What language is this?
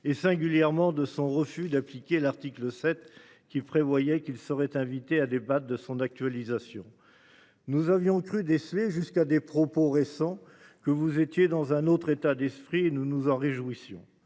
French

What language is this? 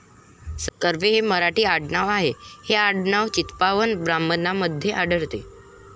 Marathi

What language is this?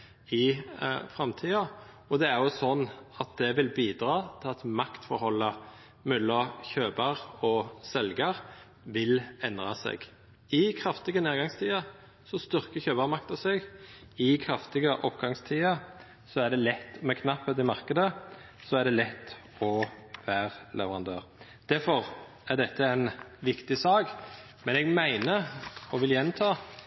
Norwegian Nynorsk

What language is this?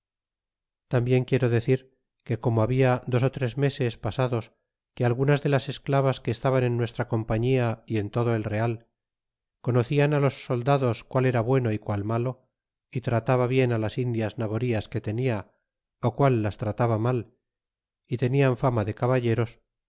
Spanish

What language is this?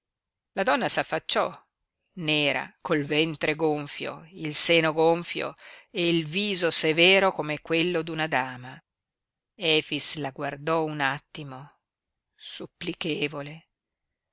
Italian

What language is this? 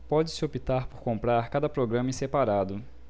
Portuguese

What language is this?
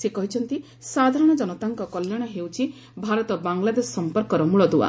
Odia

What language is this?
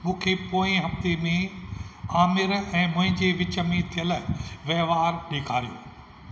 Sindhi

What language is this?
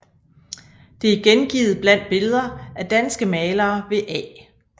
Danish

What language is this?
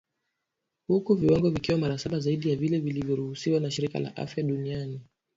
Swahili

